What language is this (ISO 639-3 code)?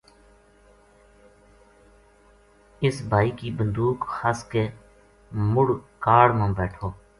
gju